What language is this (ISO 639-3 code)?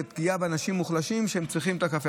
heb